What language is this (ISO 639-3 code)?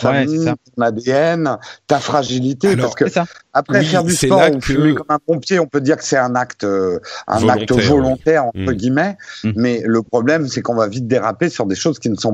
fra